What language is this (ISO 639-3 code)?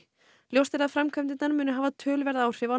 isl